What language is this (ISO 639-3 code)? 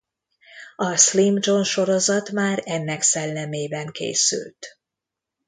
hun